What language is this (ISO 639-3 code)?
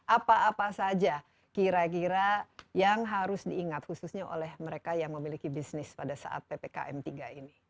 ind